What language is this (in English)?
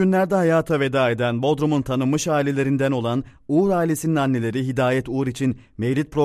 Turkish